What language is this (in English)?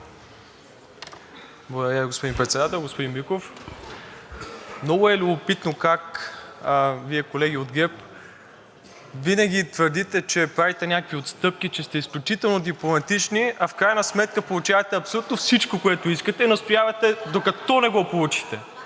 Bulgarian